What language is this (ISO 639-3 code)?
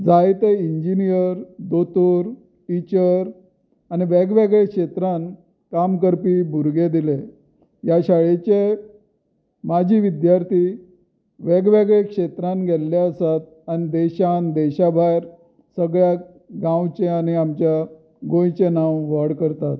kok